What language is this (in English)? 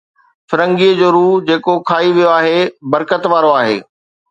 Sindhi